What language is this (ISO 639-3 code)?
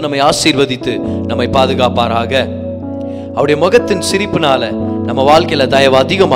tam